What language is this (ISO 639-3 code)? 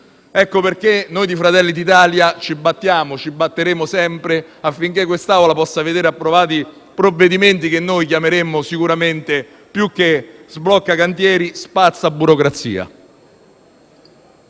ita